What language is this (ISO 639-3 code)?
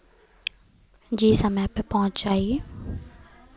hin